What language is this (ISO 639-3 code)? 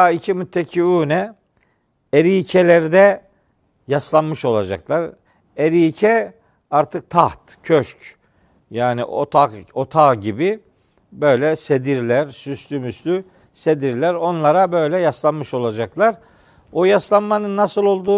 tur